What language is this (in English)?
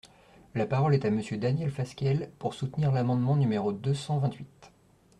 French